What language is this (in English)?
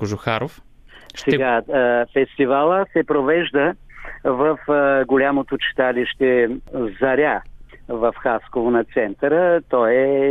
Bulgarian